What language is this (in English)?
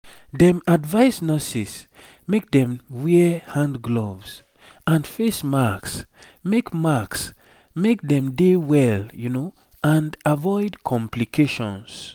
Nigerian Pidgin